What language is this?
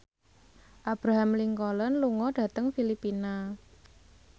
Javanese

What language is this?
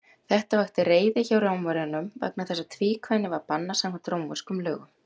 Icelandic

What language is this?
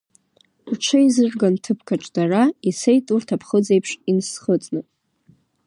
Abkhazian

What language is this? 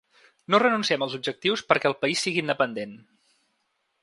Catalan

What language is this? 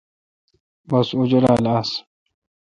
Kalkoti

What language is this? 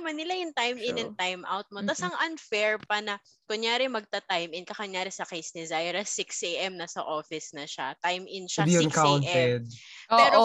Filipino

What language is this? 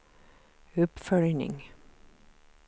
Swedish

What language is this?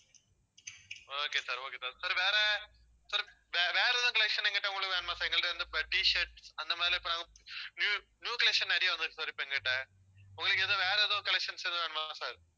Tamil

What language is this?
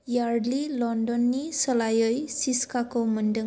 Bodo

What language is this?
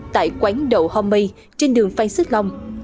Vietnamese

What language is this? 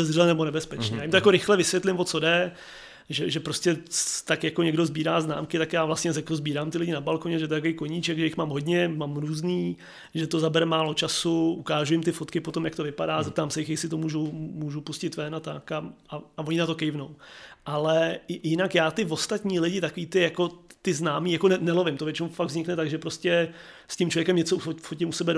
Czech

